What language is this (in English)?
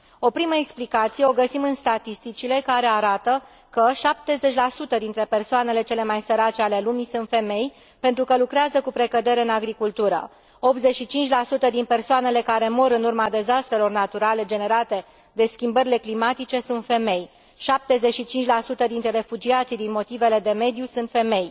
Romanian